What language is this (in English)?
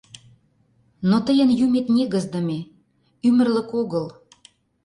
Mari